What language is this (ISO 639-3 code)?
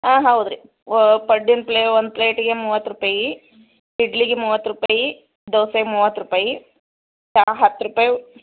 kan